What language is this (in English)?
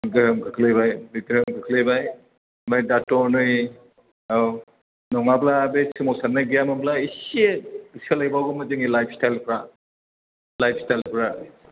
Bodo